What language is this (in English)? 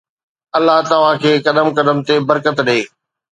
Sindhi